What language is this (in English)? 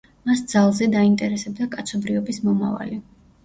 Georgian